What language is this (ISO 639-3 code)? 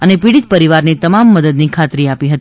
guj